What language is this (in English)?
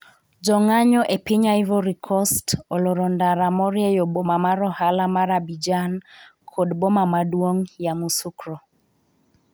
Luo (Kenya and Tanzania)